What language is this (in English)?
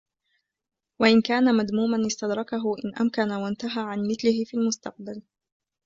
Arabic